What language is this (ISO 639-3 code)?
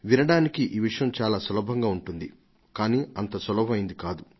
tel